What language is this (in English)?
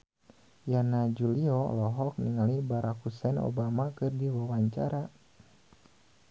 Sundanese